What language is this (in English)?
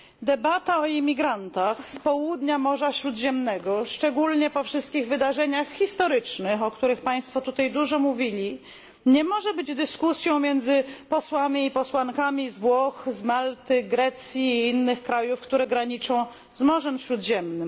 Polish